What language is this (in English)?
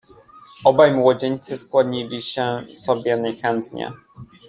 Polish